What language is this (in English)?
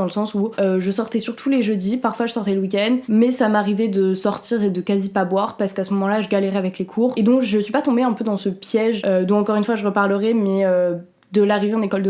French